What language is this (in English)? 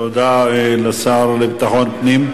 Hebrew